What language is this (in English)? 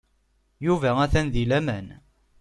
Kabyle